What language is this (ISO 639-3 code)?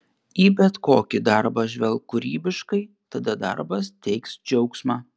lit